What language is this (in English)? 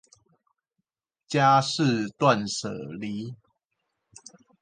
Chinese